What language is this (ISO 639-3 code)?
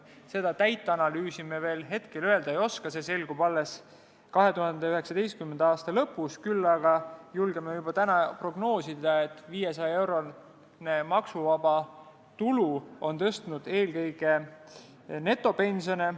est